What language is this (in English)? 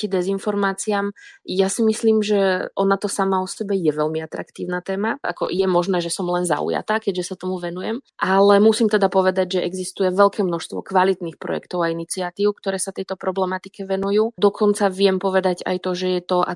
Slovak